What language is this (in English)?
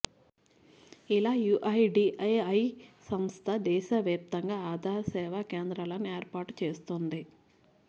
Telugu